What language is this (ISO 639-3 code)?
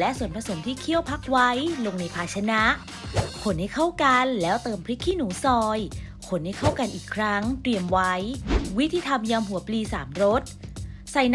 tha